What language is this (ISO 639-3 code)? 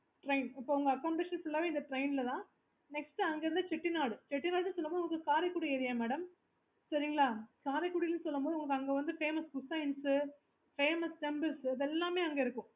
tam